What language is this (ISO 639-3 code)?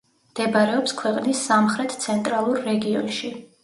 kat